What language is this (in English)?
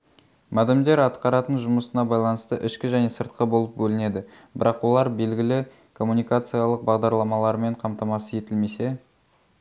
Kazakh